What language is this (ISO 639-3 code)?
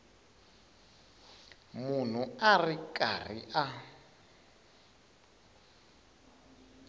tso